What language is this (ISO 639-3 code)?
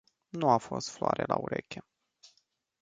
ron